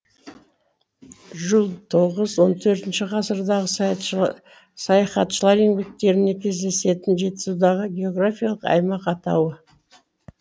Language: Kazakh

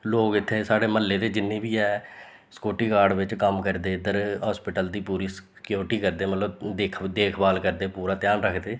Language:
Dogri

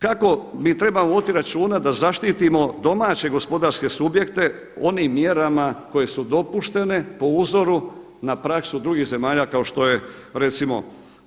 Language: Croatian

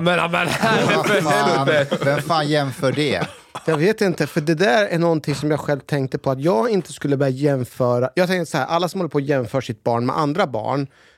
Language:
Swedish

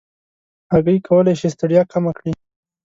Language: Pashto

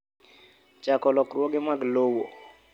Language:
Luo (Kenya and Tanzania)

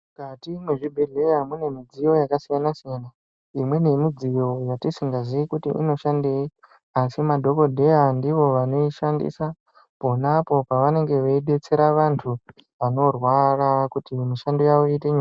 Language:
Ndau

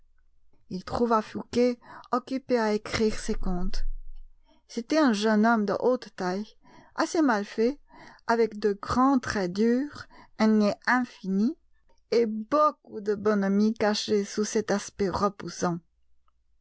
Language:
French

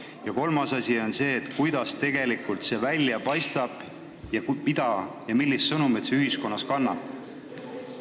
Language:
Estonian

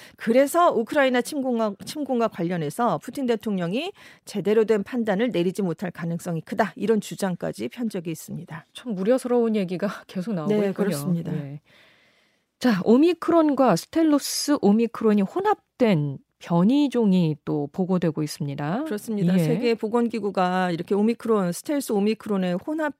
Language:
Korean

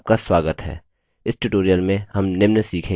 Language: Hindi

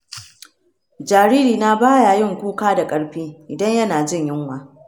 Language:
Hausa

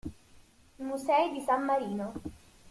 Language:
Italian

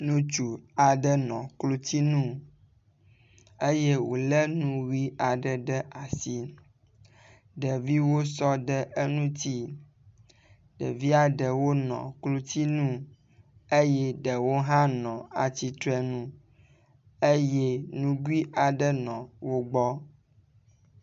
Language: Ewe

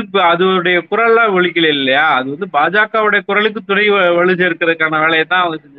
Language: Tamil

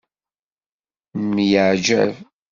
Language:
Kabyle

